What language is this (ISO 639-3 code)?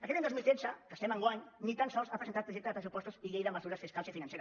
cat